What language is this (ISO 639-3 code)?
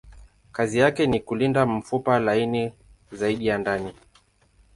swa